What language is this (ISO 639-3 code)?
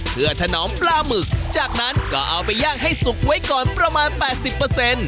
tha